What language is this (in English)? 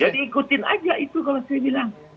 Indonesian